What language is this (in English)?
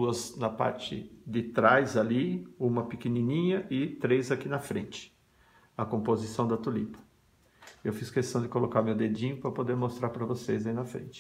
Portuguese